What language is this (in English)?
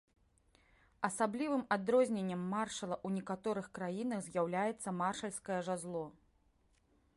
Belarusian